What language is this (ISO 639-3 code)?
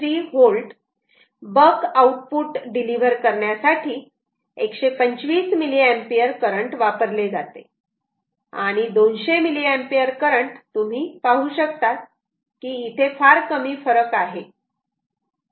mar